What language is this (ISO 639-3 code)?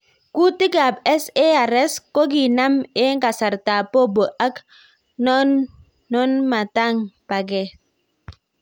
kln